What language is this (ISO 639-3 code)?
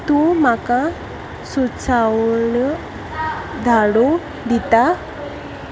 kok